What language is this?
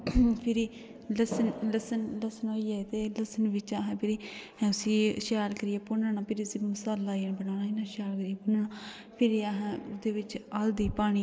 Dogri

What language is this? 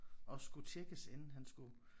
Danish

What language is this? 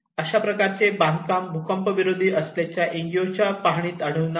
Marathi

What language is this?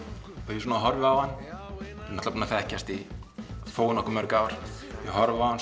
Icelandic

